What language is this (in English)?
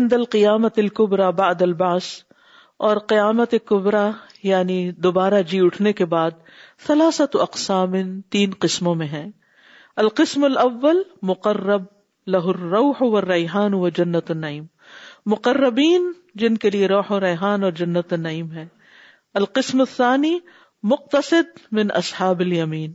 Urdu